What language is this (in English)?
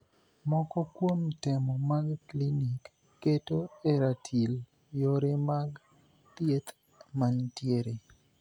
Luo (Kenya and Tanzania)